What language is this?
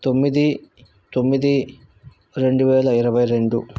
Telugu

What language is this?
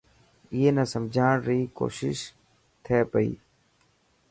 Dhatki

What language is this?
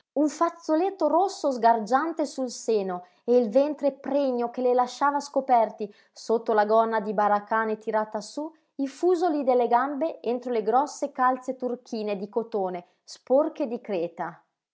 Italian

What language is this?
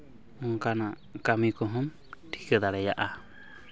Santali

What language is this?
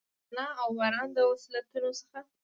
Pashto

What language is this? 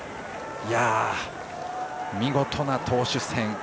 Japanese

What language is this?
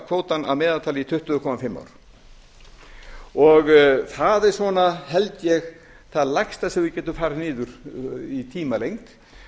Icelandic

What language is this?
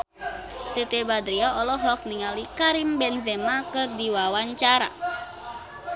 Sundanese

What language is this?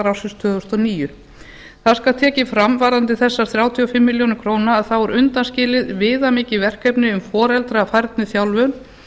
Icelandic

